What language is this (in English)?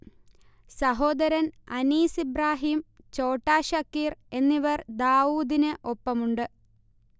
Malayalam